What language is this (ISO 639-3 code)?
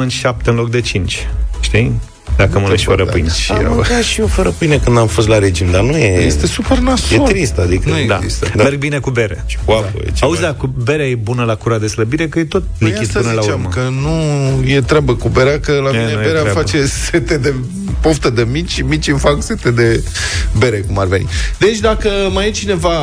ron